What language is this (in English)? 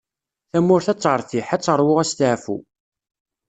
Kabyle